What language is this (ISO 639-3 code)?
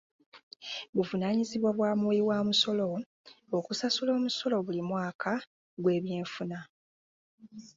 lug